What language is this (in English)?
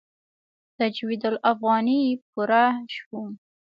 Pashto